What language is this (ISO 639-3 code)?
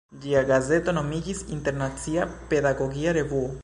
epo